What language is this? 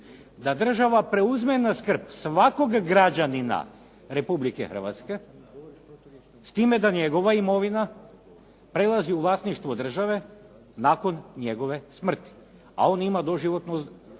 Croatian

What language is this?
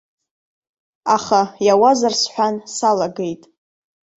Abkhazian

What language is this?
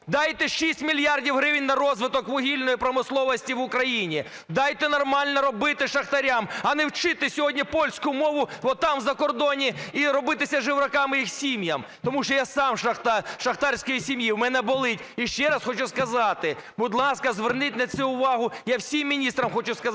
Ukrainian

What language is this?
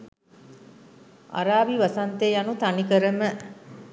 Sinhala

